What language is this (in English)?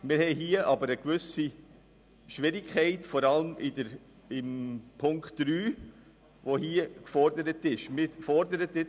Swiss German